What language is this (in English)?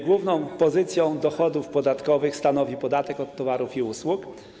Polish